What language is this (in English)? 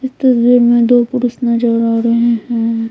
Hindi